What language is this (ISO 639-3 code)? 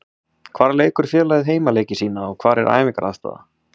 isl